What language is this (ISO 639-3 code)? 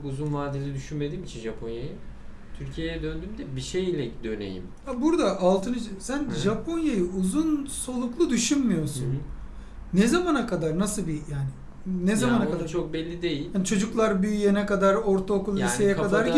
tur